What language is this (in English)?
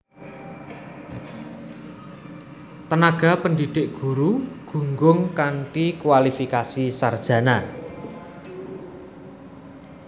Javanese